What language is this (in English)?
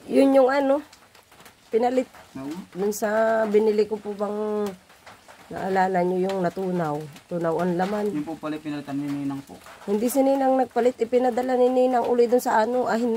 Filipino